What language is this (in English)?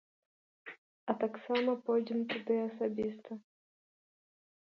Belarusian